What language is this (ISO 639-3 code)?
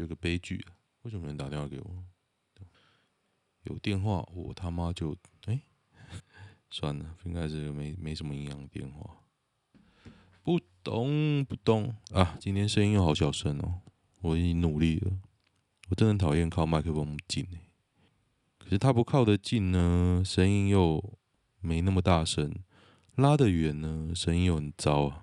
zho